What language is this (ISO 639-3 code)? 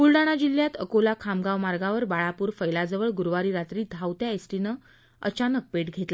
mar